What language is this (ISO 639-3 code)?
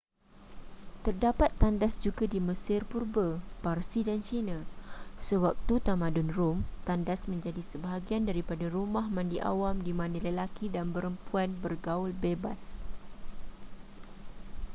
msa